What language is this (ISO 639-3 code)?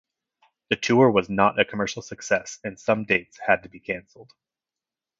eng